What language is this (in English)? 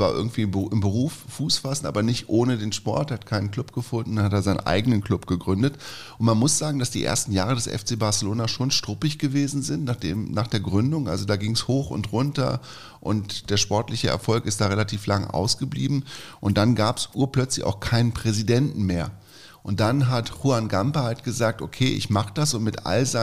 German